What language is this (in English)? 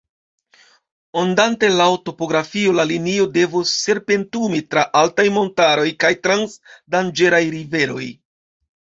Esperanto